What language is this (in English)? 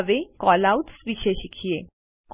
Gujarati